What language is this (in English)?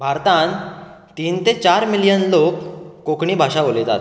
Konkani